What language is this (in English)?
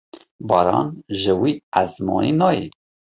Kurdish